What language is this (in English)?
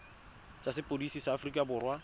Tswana